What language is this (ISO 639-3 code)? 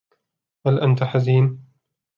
ara